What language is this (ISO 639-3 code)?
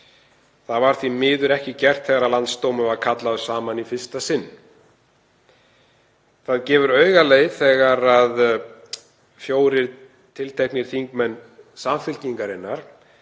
isl